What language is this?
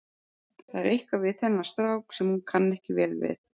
Icelandic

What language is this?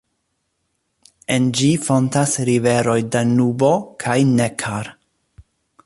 Esperanto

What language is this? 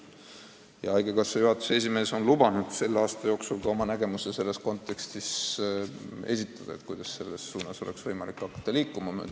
Estonian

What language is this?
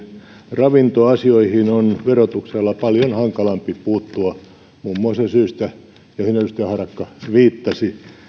Finnish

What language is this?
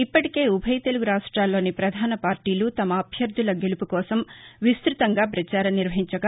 Telugu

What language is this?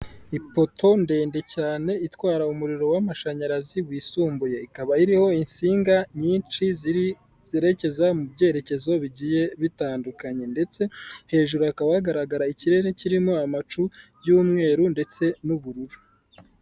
Kinyarwanda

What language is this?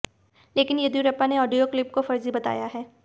Hindi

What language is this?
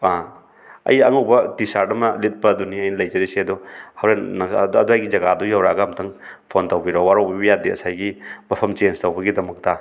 Manipuri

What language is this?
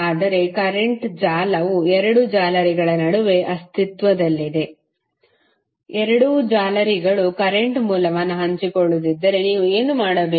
Kannada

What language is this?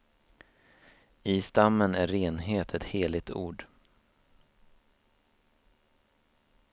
Swedish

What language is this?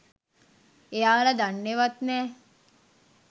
Sinhala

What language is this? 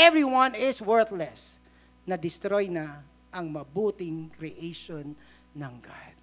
Filipino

